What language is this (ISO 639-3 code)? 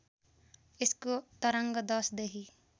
nep